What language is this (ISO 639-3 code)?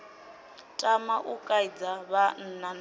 ven